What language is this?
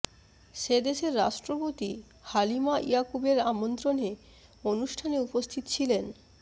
Bangla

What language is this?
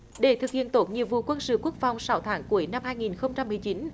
Vietnamese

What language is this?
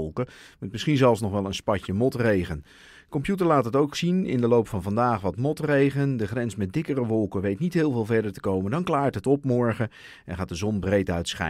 Dutch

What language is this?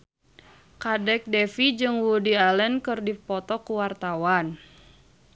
Sundanese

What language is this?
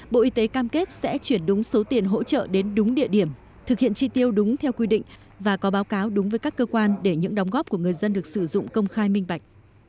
Vietnamese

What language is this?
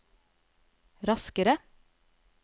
Norwegian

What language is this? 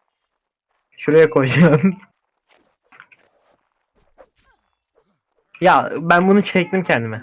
Turkish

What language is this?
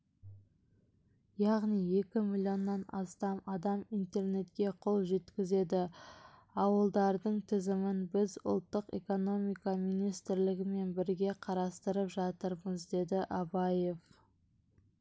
Kazakh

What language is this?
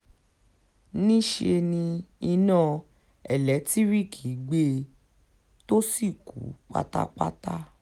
Yoruba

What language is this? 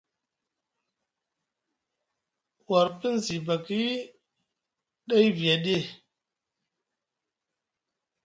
Musgu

